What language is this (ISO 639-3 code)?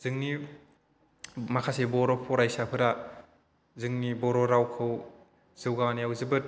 brx